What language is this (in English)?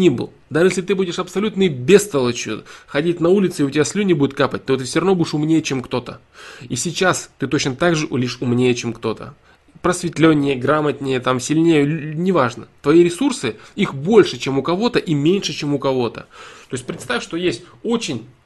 Russian